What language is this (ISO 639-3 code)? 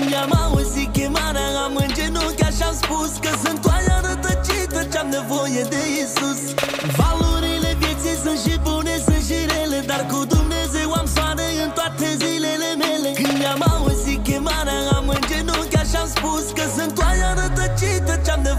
ron